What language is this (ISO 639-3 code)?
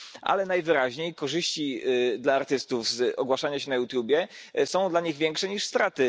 pol